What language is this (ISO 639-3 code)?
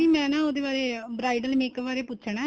pan